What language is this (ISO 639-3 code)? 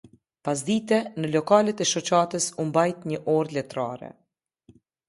sqi